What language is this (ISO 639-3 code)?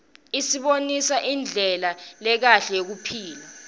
ssw